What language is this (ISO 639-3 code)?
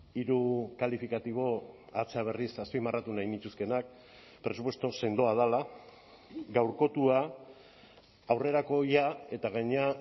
eus